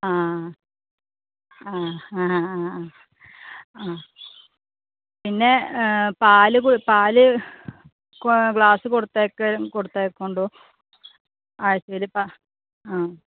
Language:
Malayalam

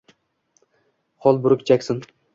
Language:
Uzbek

